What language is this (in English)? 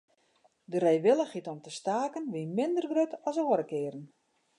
Western Frisian